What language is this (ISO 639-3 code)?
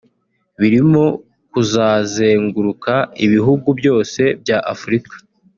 kin